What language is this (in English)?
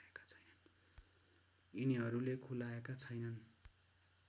Nepali